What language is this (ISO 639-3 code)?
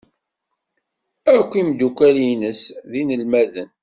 kab